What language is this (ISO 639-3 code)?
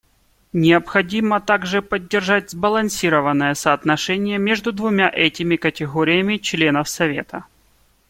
rus